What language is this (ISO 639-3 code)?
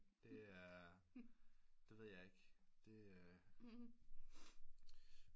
dan